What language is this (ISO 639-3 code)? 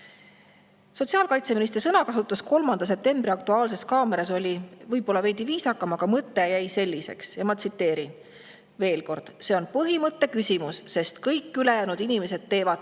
est